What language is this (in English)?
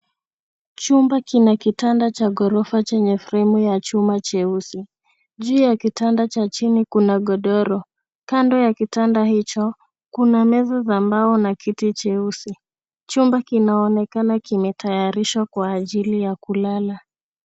Swahili